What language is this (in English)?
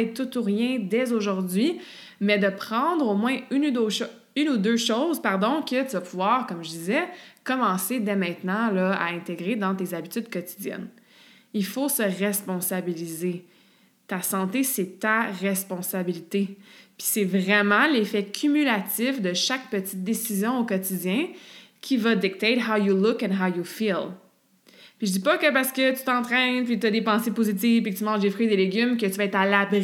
French